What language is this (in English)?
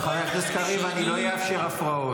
Hebrew